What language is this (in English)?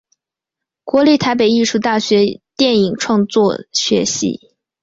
Chinese